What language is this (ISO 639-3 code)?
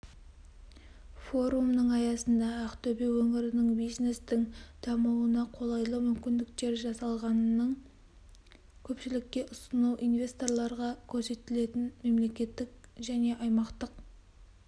kaz